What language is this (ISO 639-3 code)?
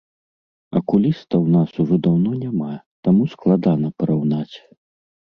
bel